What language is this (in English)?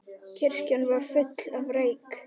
Icelandic